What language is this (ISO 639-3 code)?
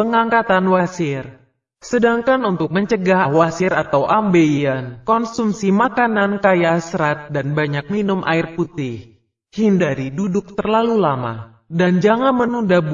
ind